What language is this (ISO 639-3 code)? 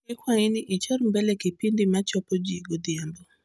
luo